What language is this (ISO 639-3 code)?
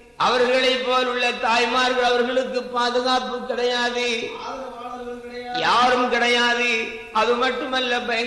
tam